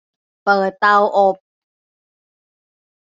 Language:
Thai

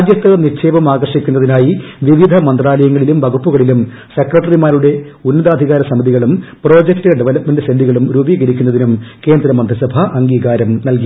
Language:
Malayalam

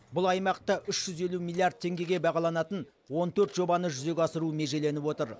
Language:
Kazakh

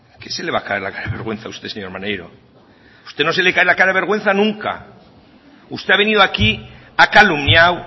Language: Spanish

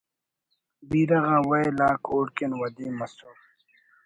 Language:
Brahui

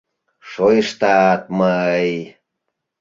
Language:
Mari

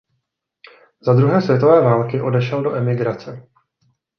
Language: Czech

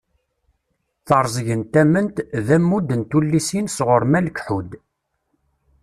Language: Kabyle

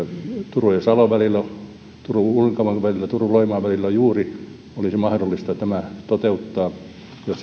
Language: Finnish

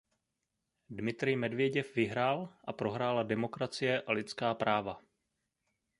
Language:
Czech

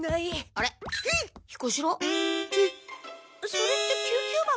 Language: Japanese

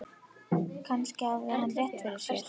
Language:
Icelandic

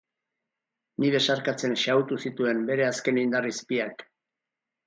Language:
Basque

